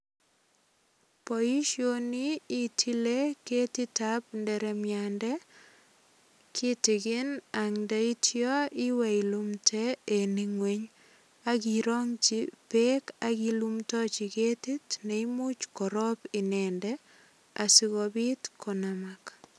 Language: Kalenjin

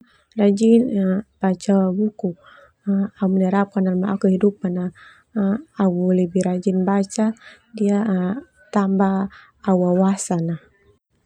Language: Termanu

